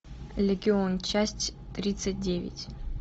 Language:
Russian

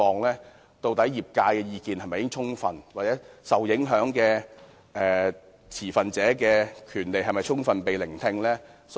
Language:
Cantonese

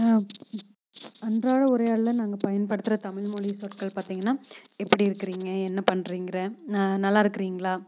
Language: Tamil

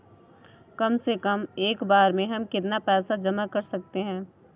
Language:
Hindi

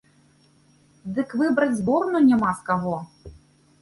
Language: Belarusian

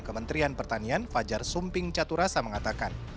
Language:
Indonesian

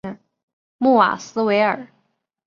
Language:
Chinese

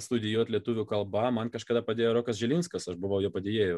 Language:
Lithuanian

